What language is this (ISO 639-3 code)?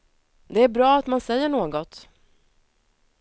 swe